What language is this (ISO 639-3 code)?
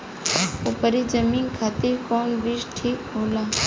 bho